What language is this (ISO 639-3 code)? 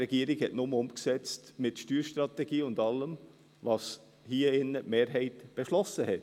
gsw